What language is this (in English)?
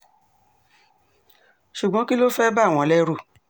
Yoruba